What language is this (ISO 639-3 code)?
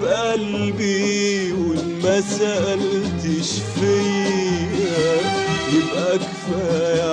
ara